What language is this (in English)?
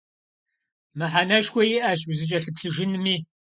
Kabardian